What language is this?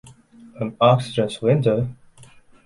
English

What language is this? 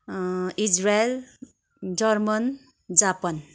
Nepali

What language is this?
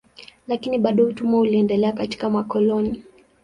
Swahili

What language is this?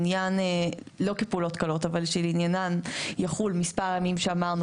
Hebrew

